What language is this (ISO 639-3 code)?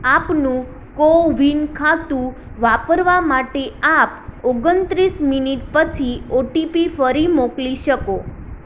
guj